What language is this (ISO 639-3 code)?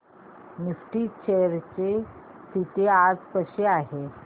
mar